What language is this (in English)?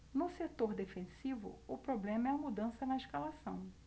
Portuguese